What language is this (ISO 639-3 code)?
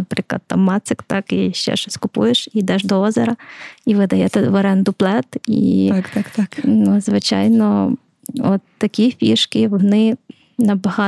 ukr